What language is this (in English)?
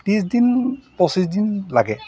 Assamese